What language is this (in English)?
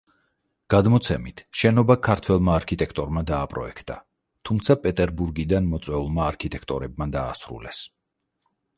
Georgian